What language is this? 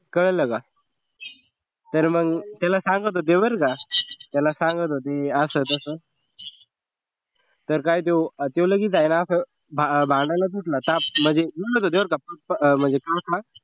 Marathi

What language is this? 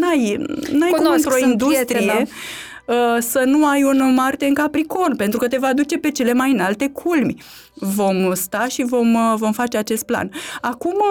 Romanian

